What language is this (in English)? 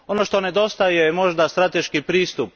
Croatian